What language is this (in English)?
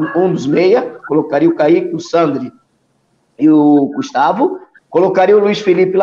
Portuguese